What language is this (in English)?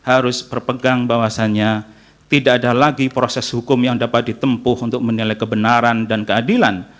Indonesian